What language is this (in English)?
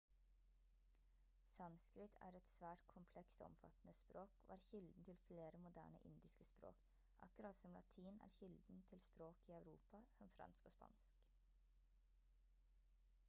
Norwegian Bokmål